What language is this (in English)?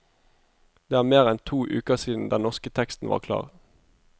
Norwegian